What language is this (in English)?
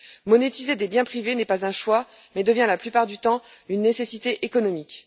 French